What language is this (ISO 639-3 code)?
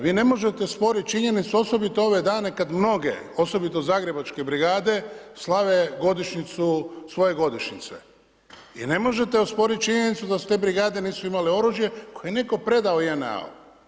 hrv